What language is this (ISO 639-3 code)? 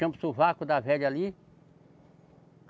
por